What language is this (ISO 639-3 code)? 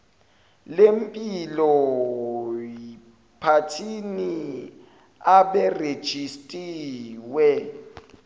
zul